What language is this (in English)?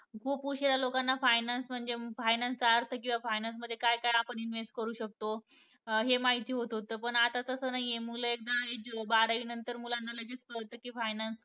Marathi